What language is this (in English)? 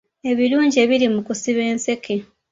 Ganda